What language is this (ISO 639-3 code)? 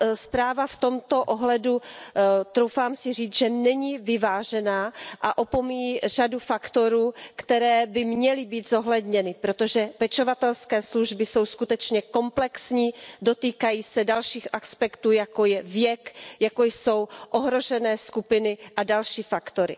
ces